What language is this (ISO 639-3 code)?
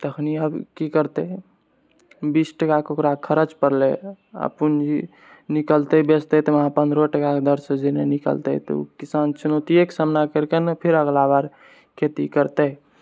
mai